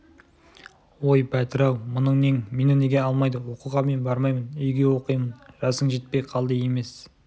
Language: Kazakh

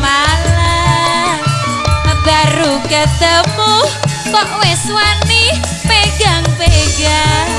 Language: Indonesian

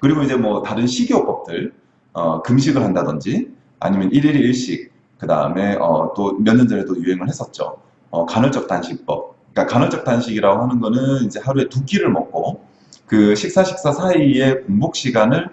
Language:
Korean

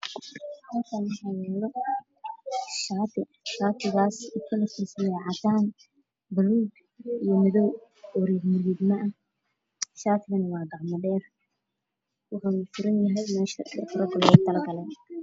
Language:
Somali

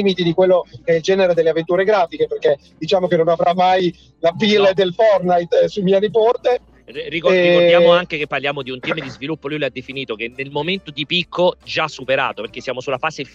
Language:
Italian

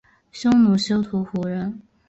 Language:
Chinese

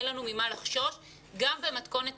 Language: Hebrew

